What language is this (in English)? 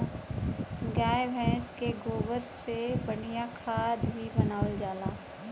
Bhojpuri